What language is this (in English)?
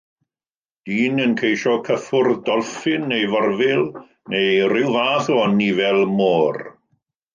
Welsh